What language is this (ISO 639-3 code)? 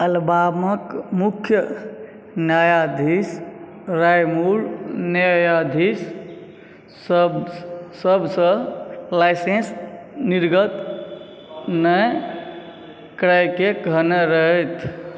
mai